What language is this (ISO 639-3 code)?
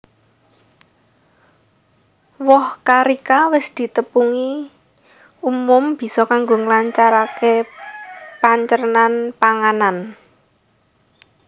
jav